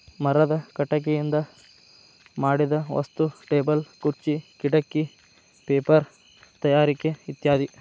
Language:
Kannada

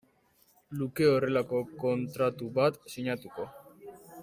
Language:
Basque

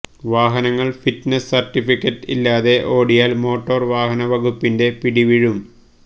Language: Malayalam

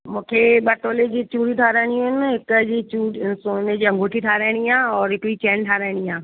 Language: Sindhi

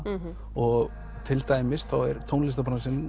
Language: Icelandic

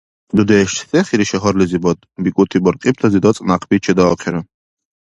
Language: Dargwa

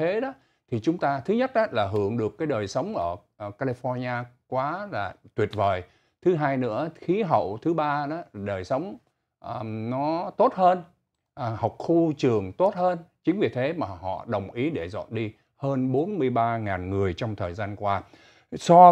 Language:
Vietnamese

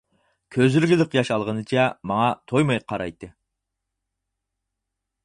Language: Uyghur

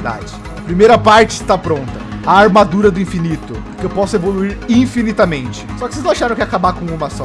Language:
Portuguese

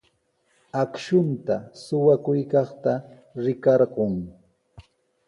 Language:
Sihuas Ancash Quechua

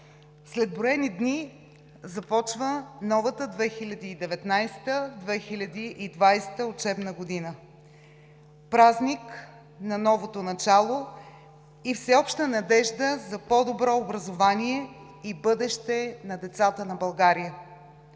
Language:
Bulgarian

